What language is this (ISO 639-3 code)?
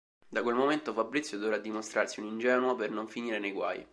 ita